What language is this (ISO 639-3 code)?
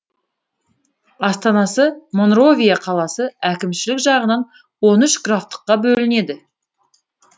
kaz